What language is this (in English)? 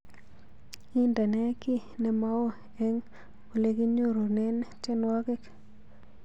Kalenjin